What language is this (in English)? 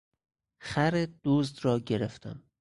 Persian